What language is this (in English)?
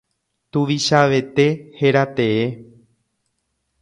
Guarani